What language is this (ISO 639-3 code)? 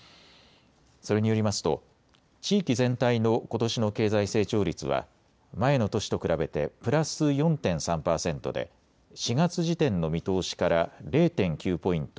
jpn